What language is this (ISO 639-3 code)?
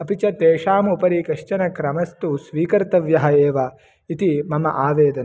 san